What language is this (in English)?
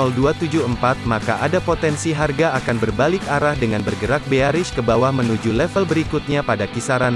Indonesian